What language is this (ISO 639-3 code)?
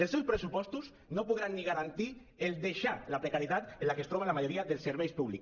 cat